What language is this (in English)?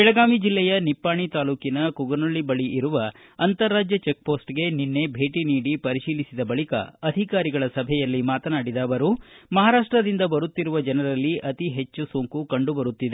Kannada